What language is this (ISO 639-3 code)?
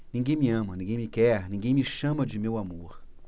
por